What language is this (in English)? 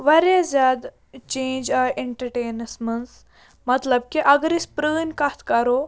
Kashmiri